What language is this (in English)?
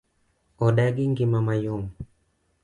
Luo (Kenya and Tanzania)